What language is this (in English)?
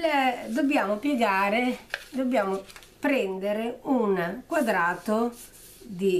Italian